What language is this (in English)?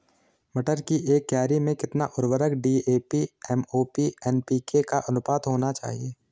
Hindi